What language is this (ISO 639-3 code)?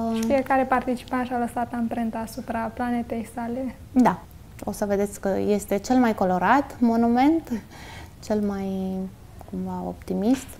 ron